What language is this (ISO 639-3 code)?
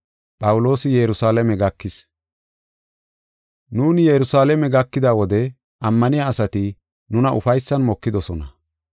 gof